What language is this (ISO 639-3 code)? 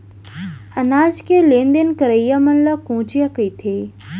hne